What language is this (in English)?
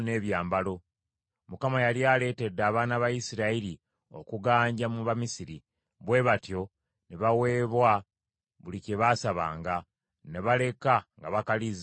Ganda